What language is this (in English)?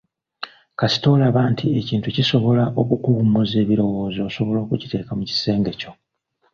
Ganda